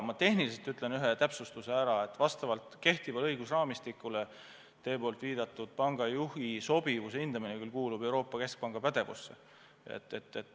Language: Estonian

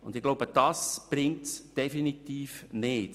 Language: Swiss German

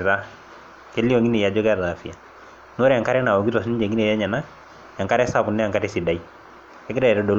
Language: Masai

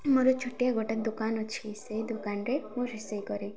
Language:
Odia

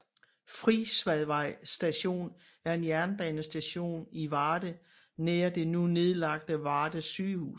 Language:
Danish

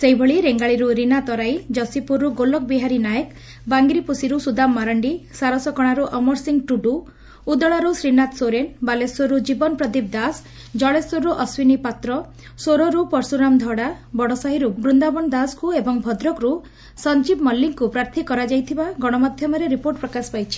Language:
Odia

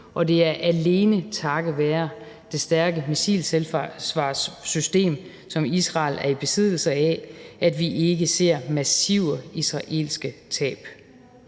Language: Danish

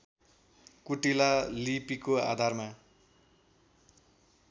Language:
Nepali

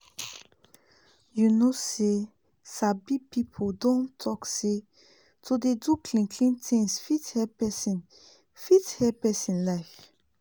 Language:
Nigerian Pidgin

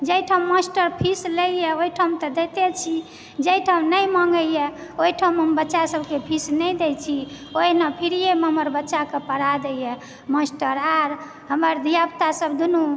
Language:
Maithili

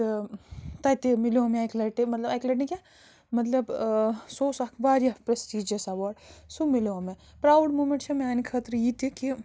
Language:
Kashmiri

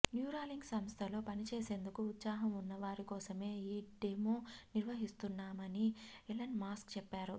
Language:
Telugu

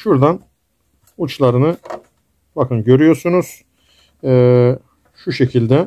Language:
Turkish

